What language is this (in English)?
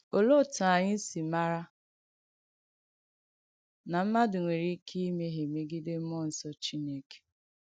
Igbo